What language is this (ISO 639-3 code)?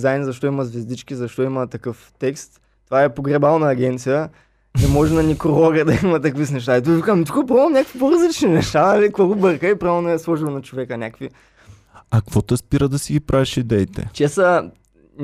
bul